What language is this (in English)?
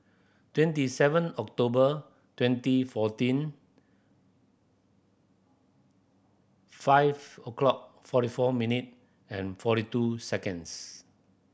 English